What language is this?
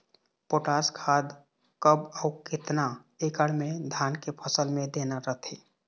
Chhattisgarhi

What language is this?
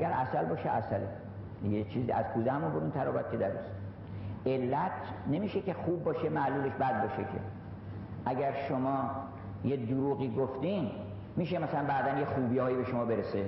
Persian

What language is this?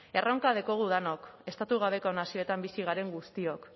Basque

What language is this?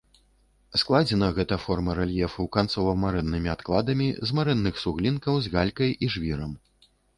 Belarusian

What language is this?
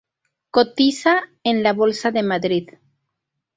Spanish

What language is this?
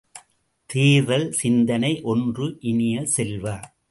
Tamil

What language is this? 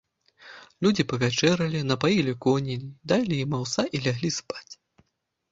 Belarusian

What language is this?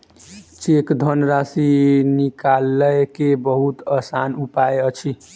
Maithili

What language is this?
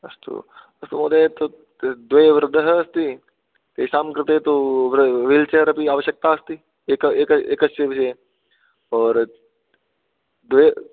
Sanskrit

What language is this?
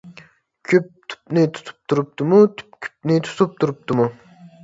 Uyghur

